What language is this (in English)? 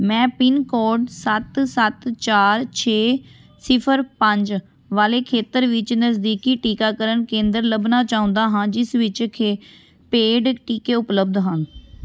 Punjabi